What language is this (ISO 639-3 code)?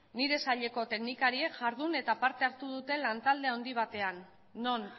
eus